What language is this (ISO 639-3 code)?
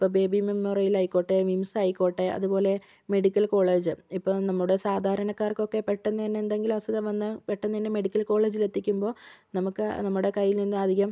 mal